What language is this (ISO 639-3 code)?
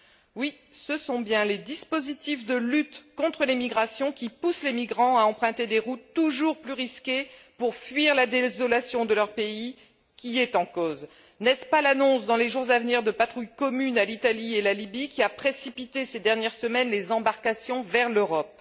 fra